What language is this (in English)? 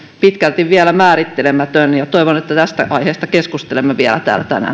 Finnish